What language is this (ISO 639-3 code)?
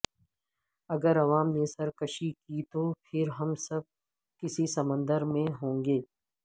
urd